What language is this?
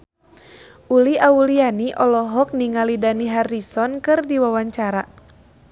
Sundanese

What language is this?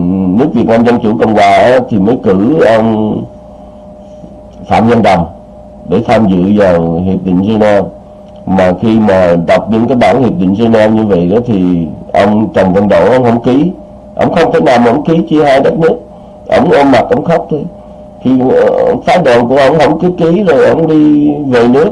Vietnamese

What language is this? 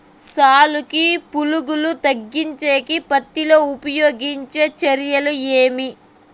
Telugu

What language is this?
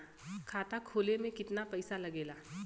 Bhojpuri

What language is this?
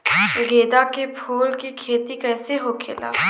Bhojpuri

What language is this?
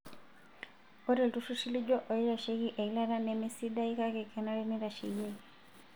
Masai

